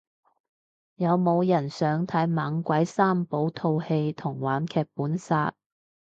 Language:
Cantonese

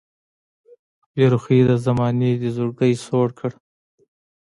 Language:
Pashto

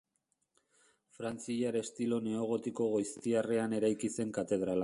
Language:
Basque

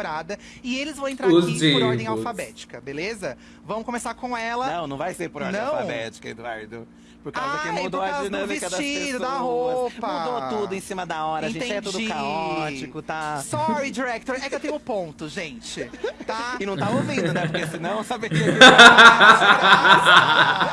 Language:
Portuguese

